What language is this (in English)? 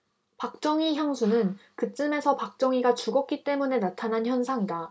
Korean